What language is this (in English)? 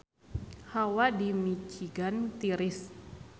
Sundanese